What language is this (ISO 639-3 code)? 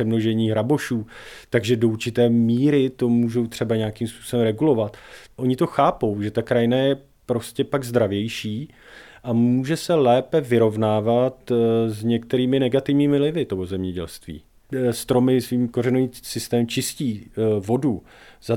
ces